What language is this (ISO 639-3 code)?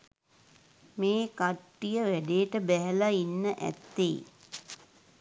sin